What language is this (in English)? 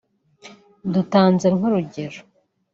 Kinyarwanda